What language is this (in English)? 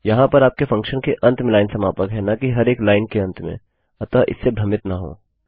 Hindi